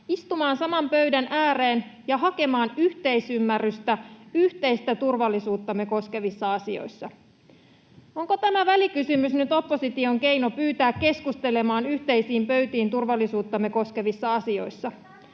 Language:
Finnish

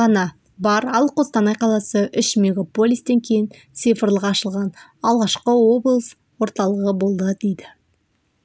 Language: Kazakh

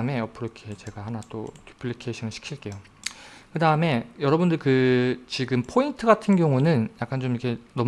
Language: Korean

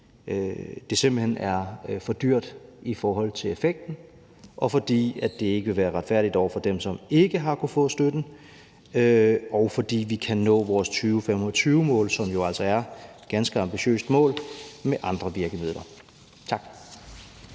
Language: Danish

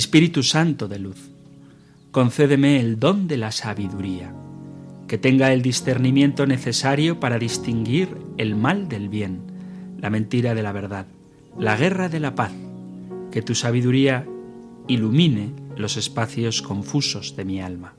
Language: Spanish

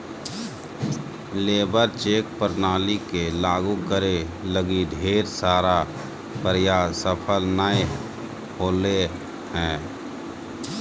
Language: Magahi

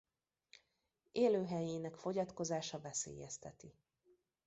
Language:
Hungarian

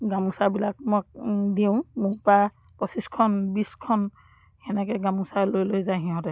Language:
Assamese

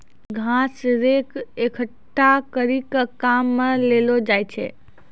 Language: Maithili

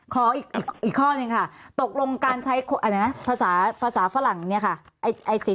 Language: Thai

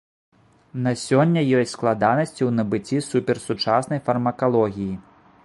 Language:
Belarusian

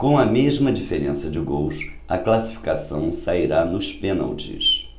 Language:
Portuguese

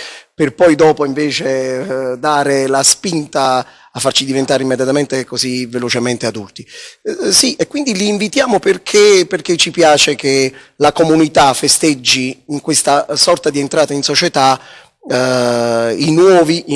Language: Italian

